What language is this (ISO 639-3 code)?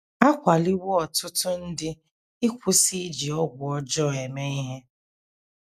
ibo